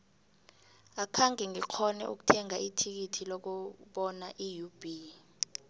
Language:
South Ndebele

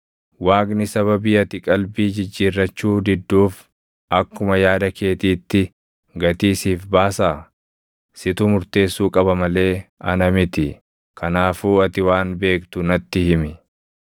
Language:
Oromo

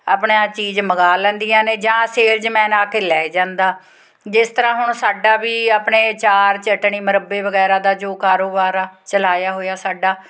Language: Punjabi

